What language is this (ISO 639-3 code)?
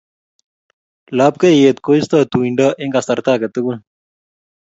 kln